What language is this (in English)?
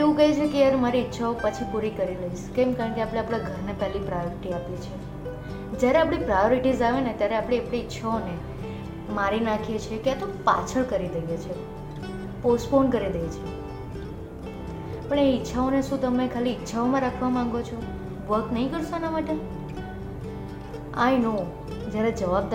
Gujarati